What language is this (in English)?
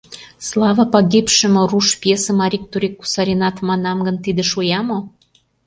Mari